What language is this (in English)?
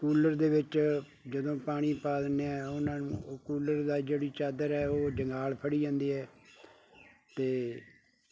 Punjabi